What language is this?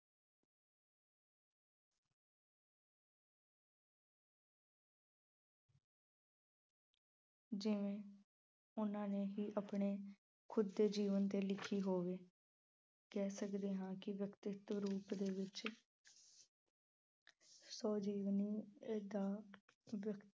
Punjabi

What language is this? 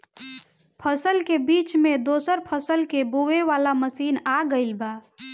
Bhojpuri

